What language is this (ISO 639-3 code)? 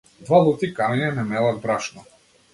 mkd